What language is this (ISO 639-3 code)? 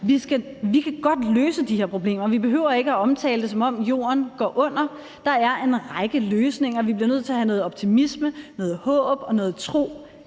dan